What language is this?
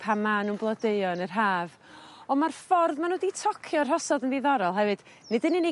Welsh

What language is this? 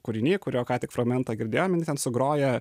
Lithuanian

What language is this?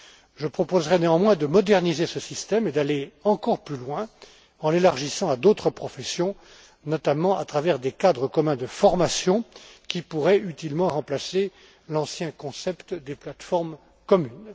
French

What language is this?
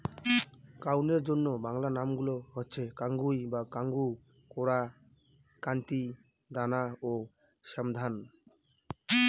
Bangla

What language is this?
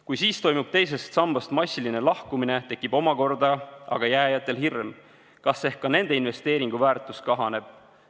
Estonian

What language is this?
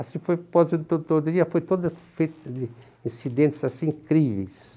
Portuguese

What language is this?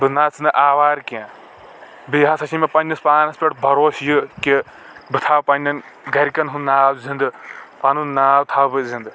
Kashmiri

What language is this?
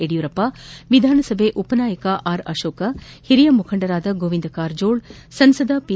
Kannada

